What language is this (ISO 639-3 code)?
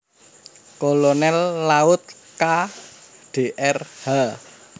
jav